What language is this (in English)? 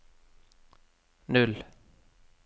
Norwegian